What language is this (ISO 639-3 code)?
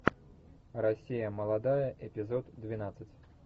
rus